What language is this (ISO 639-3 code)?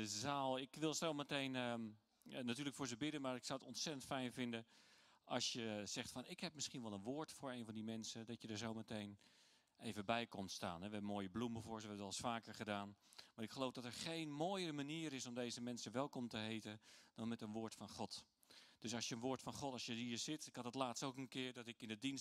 nld